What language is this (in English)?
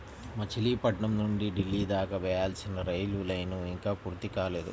Telugu